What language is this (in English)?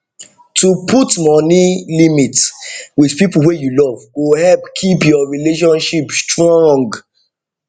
Nigerian Pidgin